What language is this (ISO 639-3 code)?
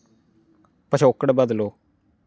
doi